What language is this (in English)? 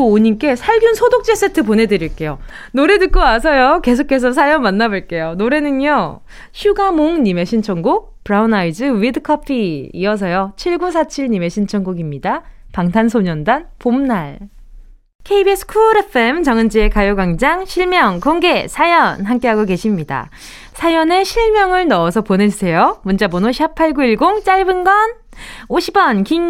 Korean